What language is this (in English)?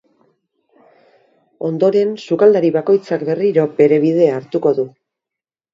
Basque